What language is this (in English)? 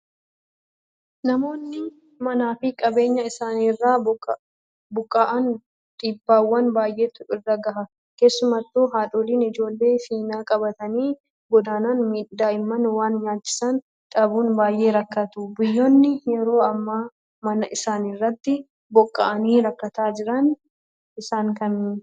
Oromo